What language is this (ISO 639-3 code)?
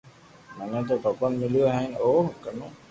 lrk